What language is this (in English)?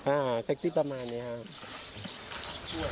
Thai